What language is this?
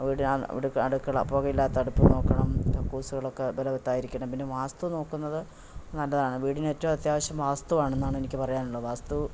Malayalam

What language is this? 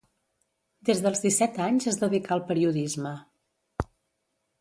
Catalan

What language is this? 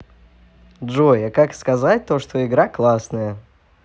Russian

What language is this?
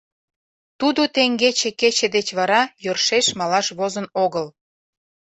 Mari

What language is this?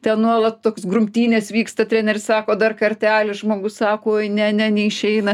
Lithuanian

